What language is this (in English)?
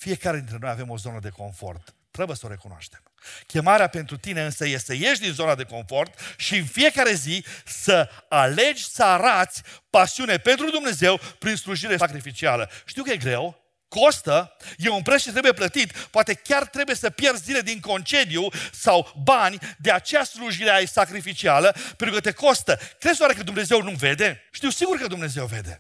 Romanian